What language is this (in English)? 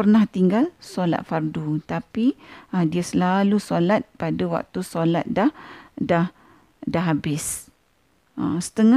Malay